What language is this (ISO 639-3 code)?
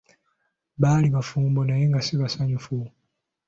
lug